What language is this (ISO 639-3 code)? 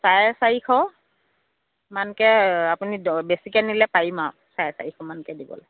asm